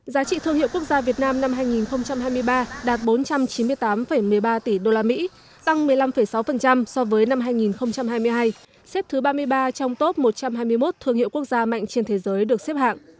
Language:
Vietnamese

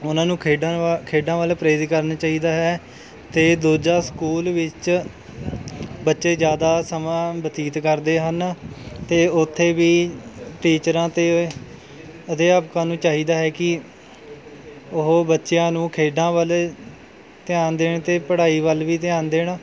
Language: Punjabi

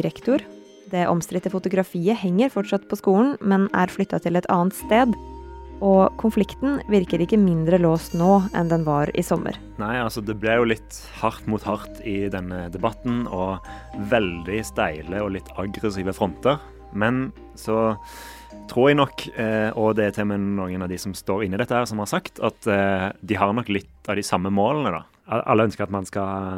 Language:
Danish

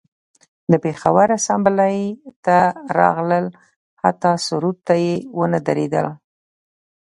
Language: Pashto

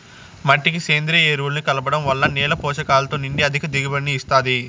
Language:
Telugu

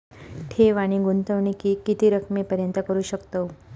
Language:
Marathi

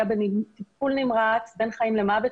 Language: Hebrew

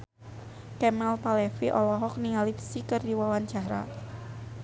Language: Sundanese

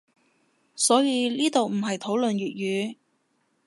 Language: Cantonese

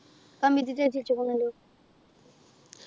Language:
Malayalam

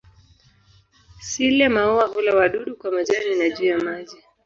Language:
Swahili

